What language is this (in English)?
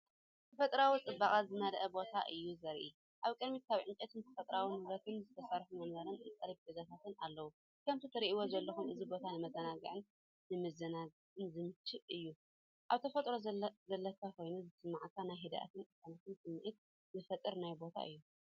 Tigrinya